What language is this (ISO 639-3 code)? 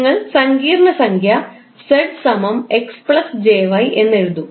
mal